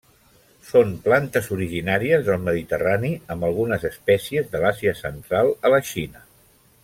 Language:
Catalan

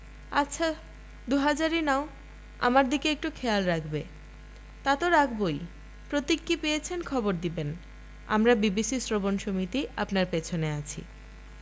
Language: Bangla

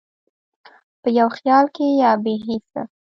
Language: Pashto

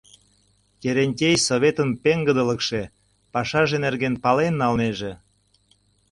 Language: Mari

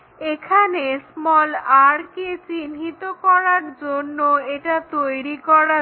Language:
Bangla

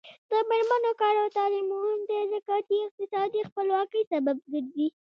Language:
Pashto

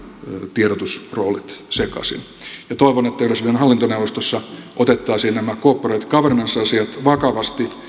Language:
Finnish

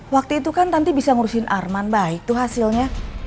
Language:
Indonesian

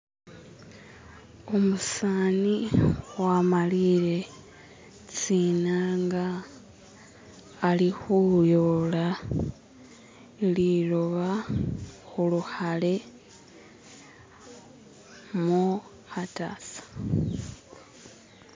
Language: Masaaba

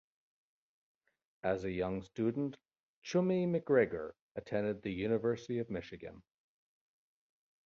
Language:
English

